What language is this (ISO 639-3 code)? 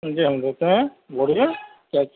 urd